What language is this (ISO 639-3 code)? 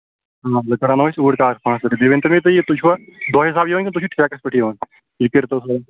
kas